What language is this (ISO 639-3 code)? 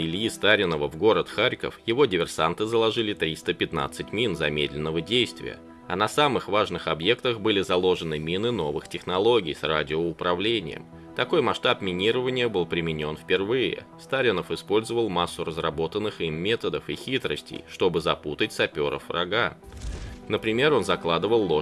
rus